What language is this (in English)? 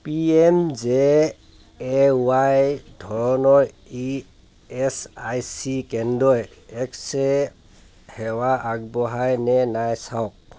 Assamese